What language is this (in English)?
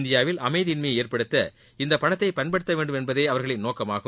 Tamil